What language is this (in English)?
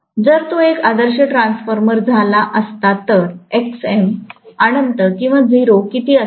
Marathi